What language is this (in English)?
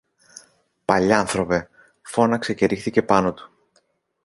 Greek